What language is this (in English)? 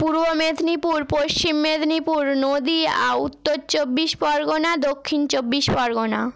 Bangla